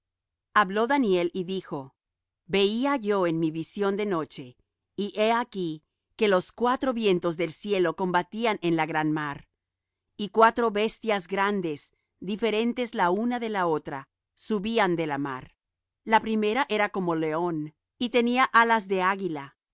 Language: Spanish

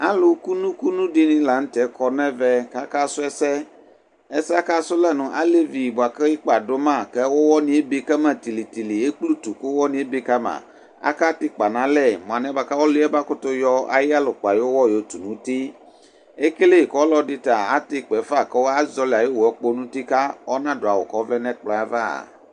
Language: Ikposo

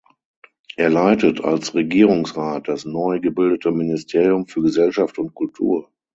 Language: German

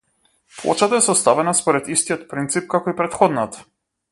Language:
Macedonian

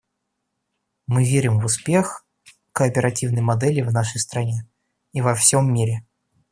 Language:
Russian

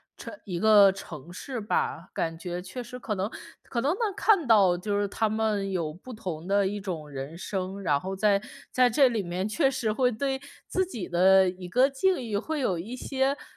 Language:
Chinese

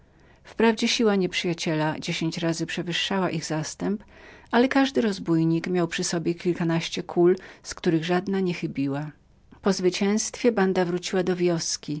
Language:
Polish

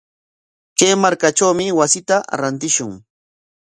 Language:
Corongo Ancash Quechua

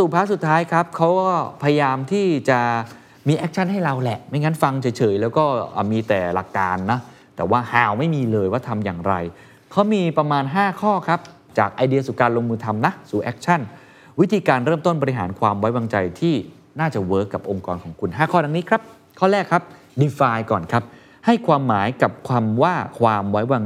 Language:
Thai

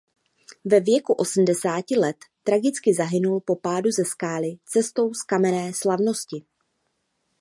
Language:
Czech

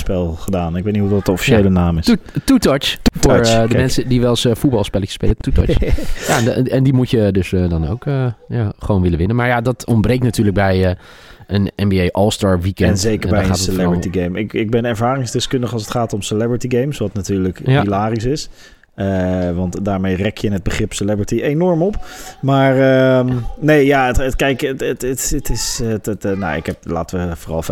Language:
Dutch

